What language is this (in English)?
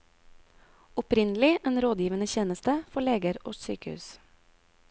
Norwegian